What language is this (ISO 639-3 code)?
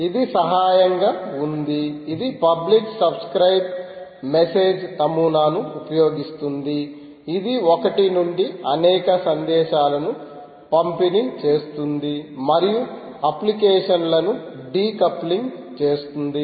tel